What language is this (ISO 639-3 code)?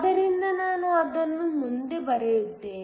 kan